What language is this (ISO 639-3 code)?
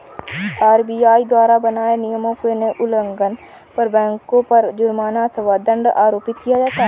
hin